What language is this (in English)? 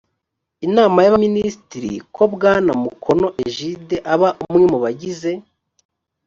Kinyarwanda